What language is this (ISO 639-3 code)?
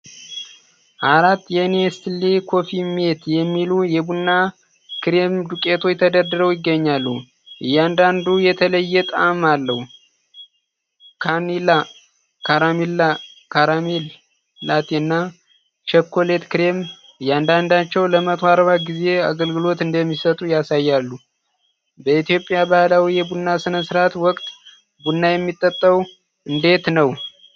amh